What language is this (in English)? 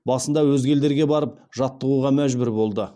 Kazakh